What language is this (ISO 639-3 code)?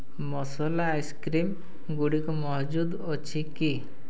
ori